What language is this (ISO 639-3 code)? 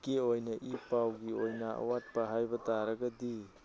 mni